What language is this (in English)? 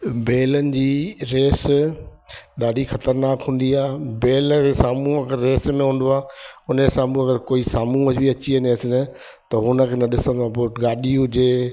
Sindhi